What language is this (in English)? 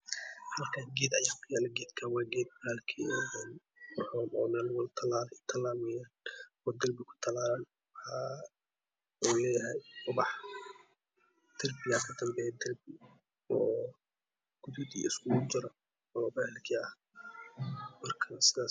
Somali